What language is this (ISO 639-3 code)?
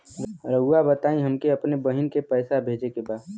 bho